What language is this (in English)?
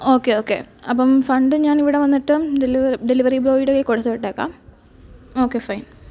Malayalam